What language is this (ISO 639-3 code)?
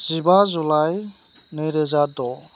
brx